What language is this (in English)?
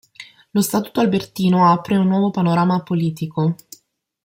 Italian